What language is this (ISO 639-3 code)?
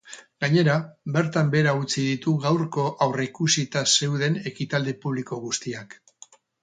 eus